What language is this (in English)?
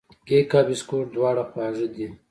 Pashto